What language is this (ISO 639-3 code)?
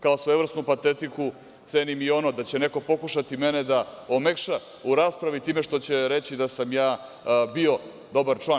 srp